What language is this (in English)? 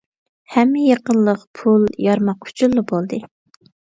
Uyghur